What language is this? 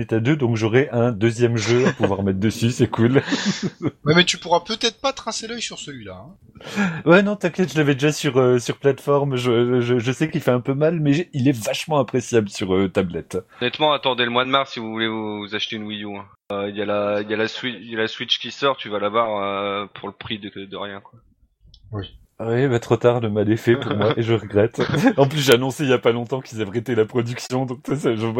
French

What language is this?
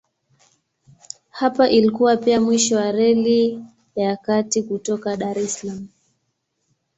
Swahili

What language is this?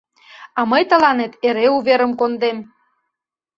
Mari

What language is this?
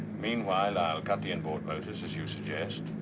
English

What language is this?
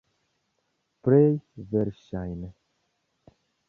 Esperanto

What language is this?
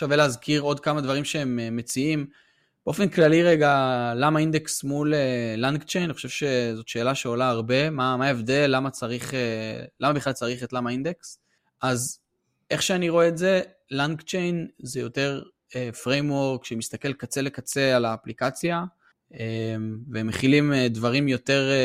Hebrew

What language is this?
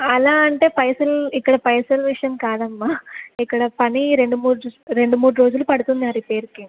Telugu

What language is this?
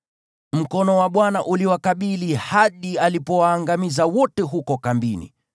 Swahili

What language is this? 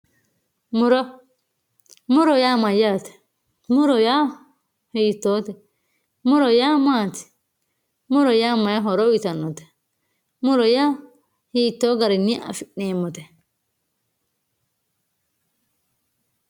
Sidamo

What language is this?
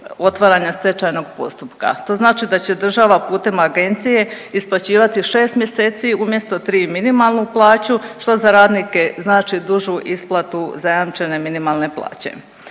Croatian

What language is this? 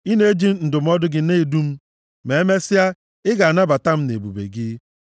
Igbo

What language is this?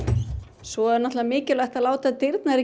Icelandic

